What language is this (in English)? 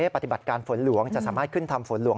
Thai